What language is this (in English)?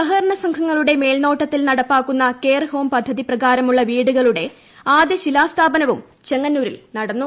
Malayalam